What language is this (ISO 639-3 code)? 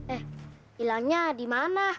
ind